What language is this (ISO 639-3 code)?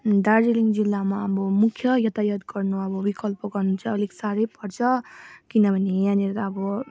nep